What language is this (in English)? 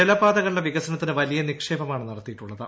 Malayalam